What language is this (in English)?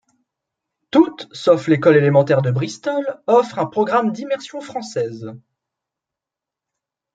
French